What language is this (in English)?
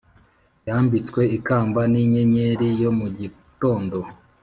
Kinyarwanda